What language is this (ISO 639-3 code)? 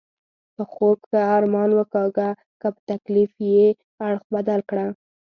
pus